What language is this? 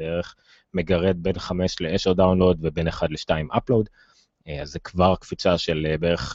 Hebrew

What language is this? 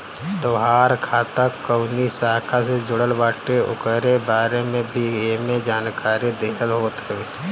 Bhojpuri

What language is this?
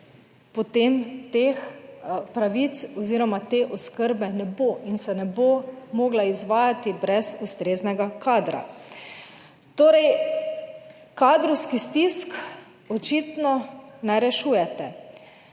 Slovenian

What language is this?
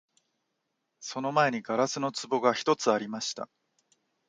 Japanese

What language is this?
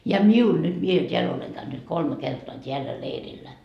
Finnish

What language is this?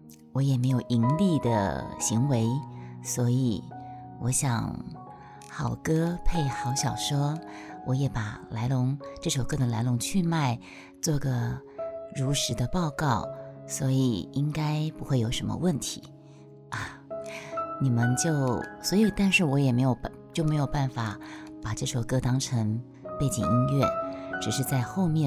Chinese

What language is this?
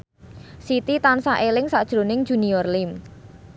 Javanese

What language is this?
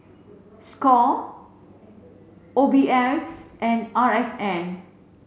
English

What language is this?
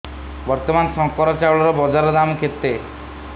Odia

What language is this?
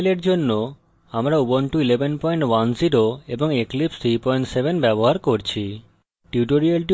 Bangla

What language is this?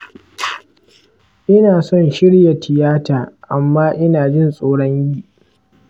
Hausa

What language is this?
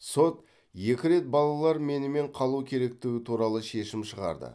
Kazakh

